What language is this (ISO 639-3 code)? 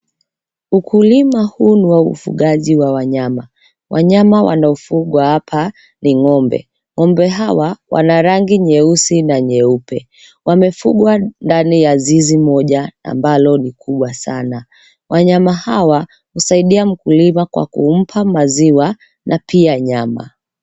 swa